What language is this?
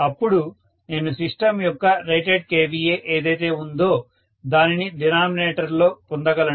Telugu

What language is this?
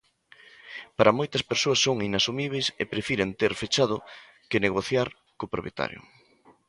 Galician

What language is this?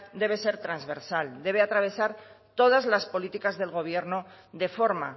Spanish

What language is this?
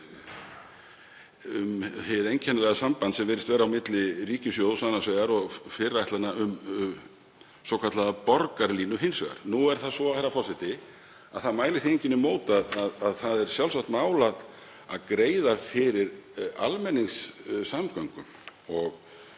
Icelandic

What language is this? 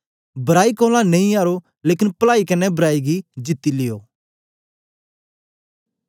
Dogri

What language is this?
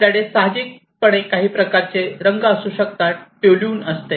Marathi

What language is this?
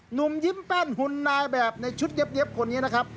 Thai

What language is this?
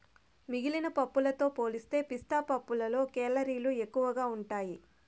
Telugu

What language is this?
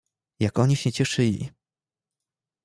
Polish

